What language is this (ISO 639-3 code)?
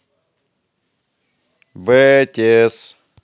rus